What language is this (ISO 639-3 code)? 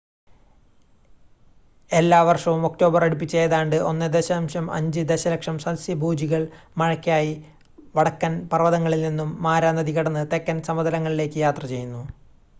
mal